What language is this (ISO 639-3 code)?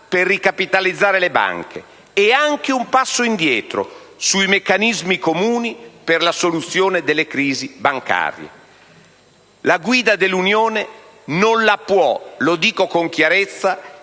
ita